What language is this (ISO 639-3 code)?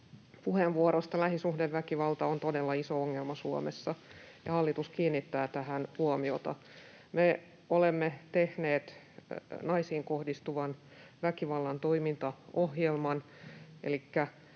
fin